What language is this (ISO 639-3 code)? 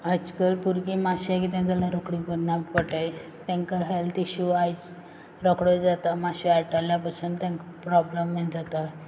kok